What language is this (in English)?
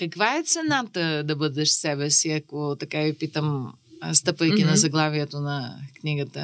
Bulgarian